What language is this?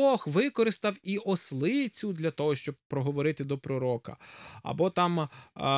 Ukrainian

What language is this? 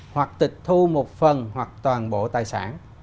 Vietnamese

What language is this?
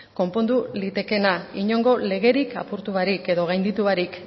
Basque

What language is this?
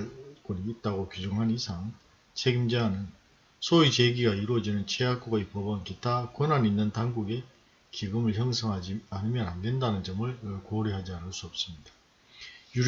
Korean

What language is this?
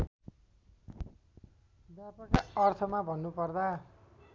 Nepali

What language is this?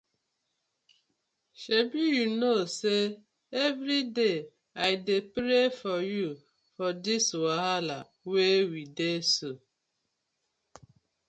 Nigerian Pidgin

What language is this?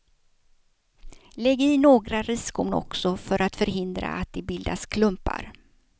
Swedish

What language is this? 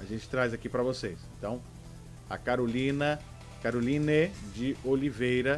Portuguese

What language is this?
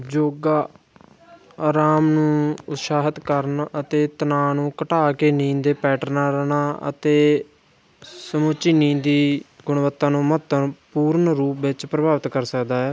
Punjabi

